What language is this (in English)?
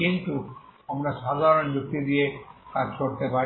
Bangla